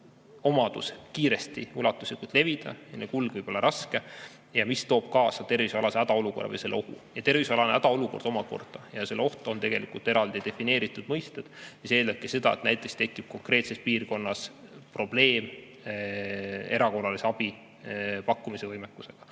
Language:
Estonian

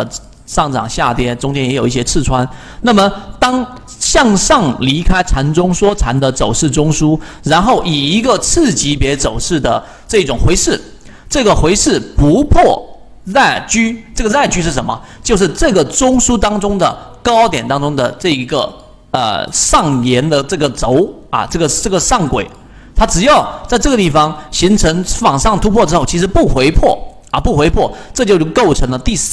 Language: Chinese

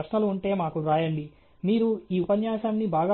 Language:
Telugu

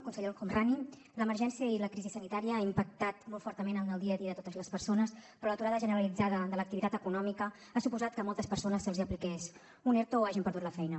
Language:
Catalan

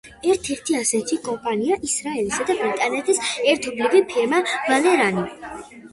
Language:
Georgian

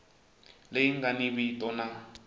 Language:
Tsonga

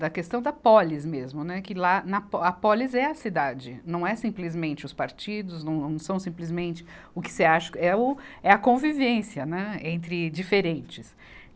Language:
Portuguese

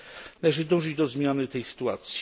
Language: Polish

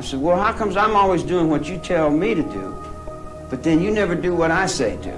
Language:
Spanish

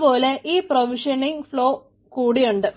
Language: Malayalam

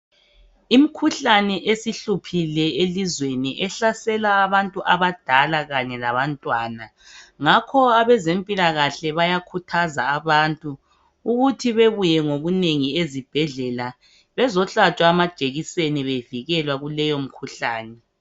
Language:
North Ndebele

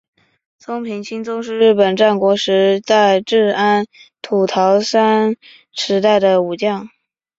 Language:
Chinese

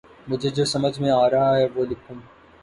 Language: Urdu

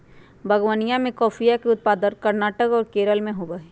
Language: Magahi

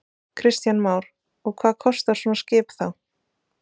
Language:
Icelandic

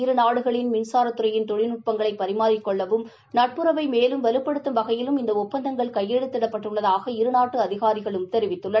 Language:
Tamil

